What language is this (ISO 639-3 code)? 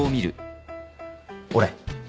jpn